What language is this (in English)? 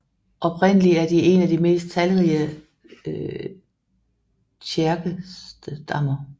Danish